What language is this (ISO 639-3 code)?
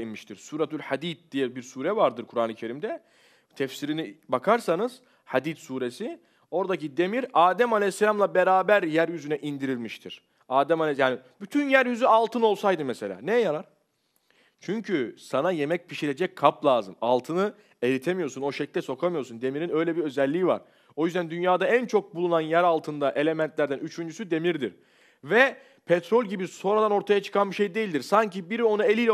tur